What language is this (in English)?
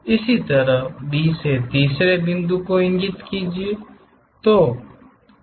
Hindi